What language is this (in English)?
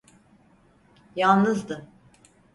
Turkish